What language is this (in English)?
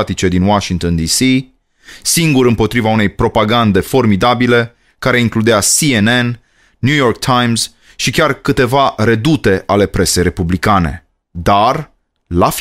Romanian